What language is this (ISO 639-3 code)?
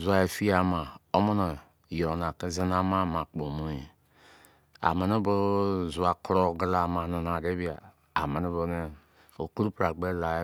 ijc